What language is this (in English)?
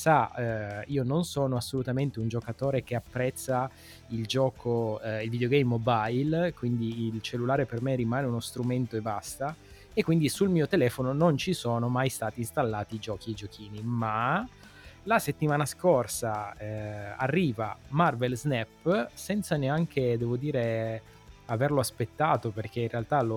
Italian